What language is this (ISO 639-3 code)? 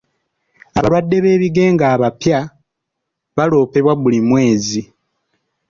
lug